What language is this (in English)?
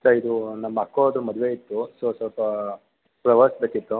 Kannada